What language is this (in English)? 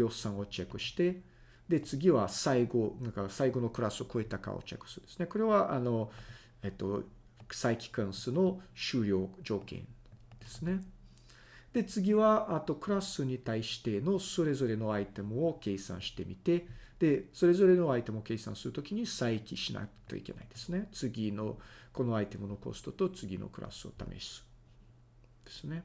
Japanese